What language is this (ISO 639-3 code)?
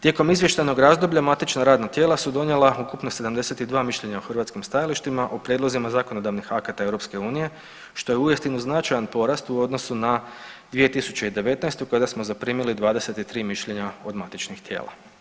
hrv